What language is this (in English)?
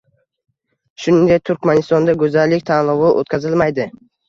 Uzbek